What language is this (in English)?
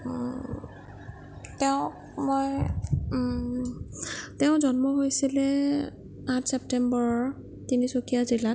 Assamese